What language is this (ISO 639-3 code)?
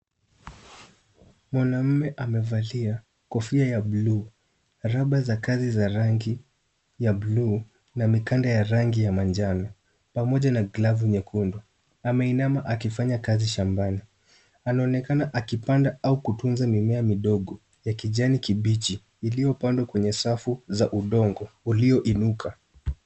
swa